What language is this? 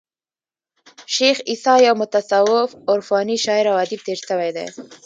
Pashto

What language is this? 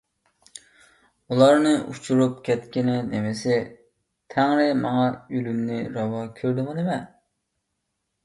Uyghur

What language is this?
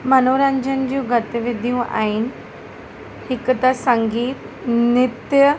Sindhi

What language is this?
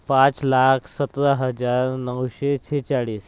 Marathi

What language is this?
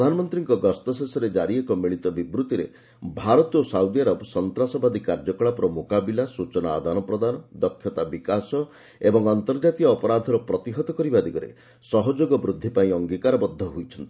Odia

